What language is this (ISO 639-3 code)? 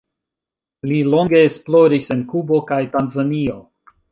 epo